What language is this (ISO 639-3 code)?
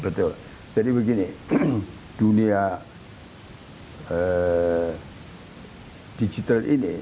ind